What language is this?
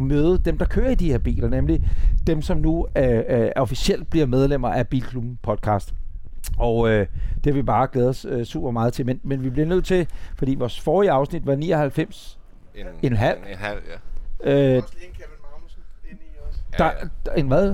Danish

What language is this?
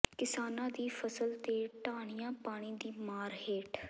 Punjabi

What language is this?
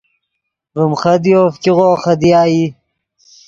Yidgha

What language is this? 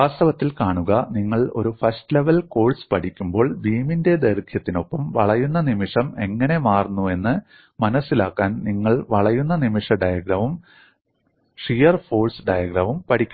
Malayalam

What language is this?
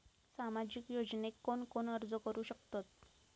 Marathi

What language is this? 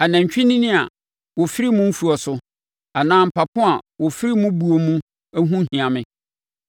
Akan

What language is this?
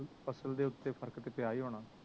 Punjabi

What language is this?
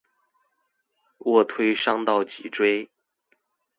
Chinese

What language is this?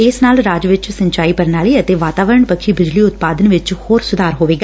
Punjabi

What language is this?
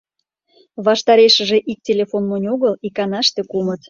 Mari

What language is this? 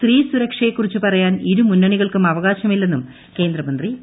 Malayalam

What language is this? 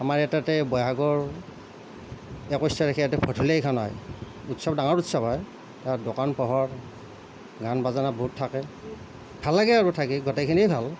Assamese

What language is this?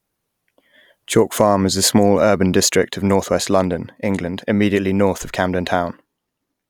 English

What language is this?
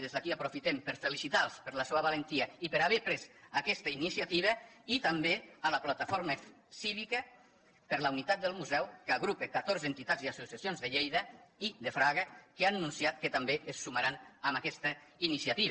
Catalan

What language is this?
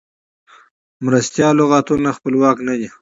Pashto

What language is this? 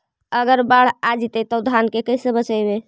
Magahi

